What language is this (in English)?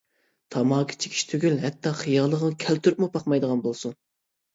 Uyghur